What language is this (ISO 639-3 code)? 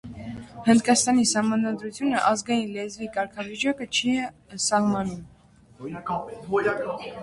hye